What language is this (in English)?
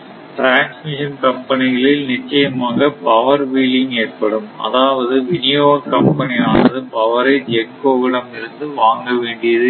Tamil